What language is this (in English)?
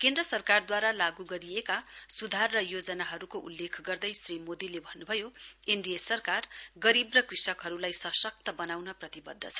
Nepali